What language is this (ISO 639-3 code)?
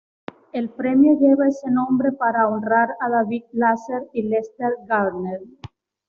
spa